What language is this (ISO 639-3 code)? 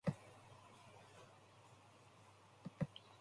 eng